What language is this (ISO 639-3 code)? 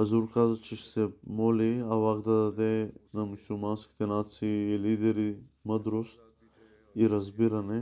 bul